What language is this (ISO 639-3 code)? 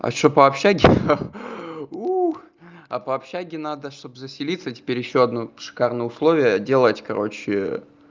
rus